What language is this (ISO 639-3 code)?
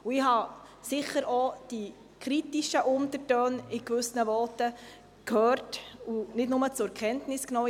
gsw